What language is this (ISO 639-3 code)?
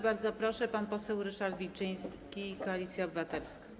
pol